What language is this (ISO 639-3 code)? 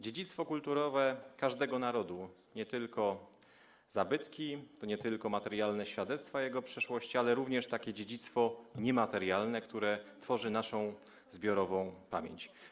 pol